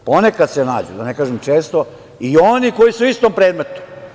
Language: Serbian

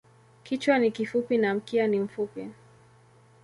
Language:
Swahili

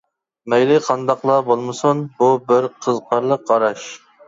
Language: Uyghur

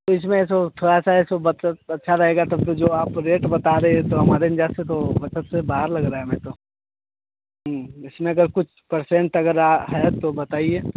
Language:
Hindi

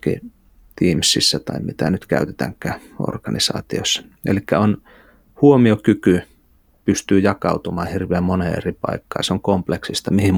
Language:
Finnish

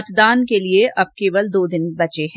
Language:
Hindi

